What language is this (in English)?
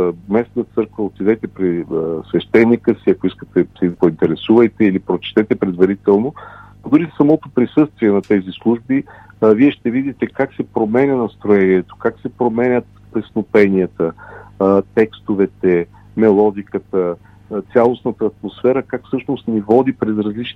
Bulgarian